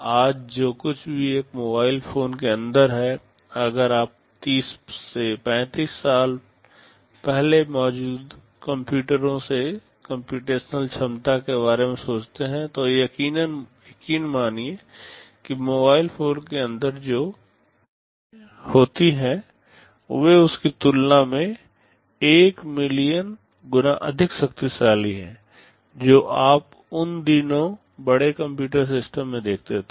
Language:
Hindi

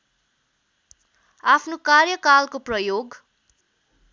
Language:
Nepali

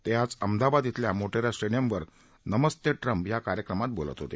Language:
Marathi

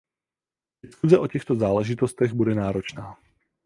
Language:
Czech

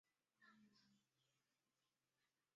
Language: Chinese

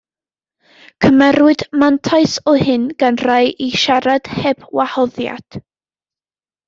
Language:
Welsh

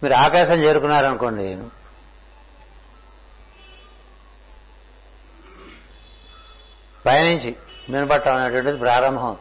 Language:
Telugu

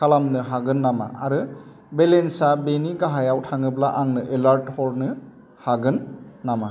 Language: Bodo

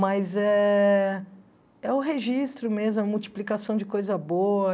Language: Portuguese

